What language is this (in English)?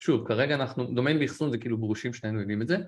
Hebrew